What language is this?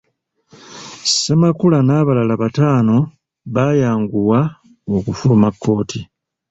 Ganda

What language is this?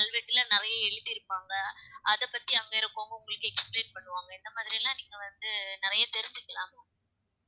Tamil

